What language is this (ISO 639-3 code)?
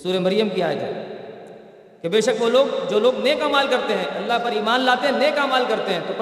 urd